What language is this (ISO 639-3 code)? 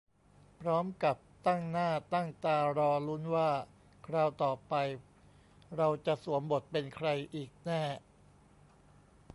tha